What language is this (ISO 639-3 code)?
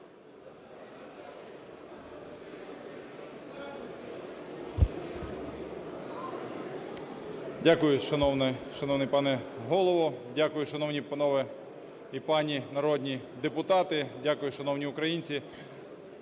ukr